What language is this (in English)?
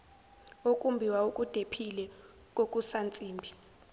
Zulu